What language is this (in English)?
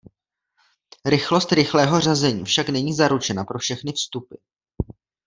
Czech